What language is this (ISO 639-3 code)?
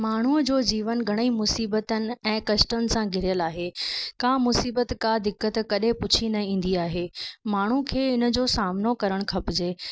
snd